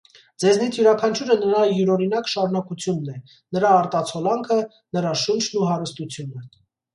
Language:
Armenian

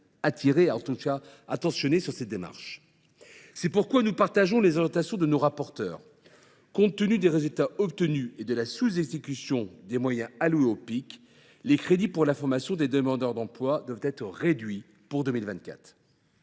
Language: French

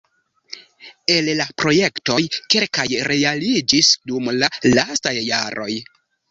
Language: Esperanto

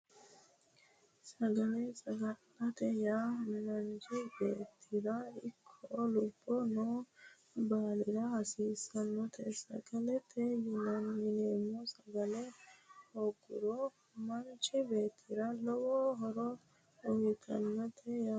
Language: Sidamo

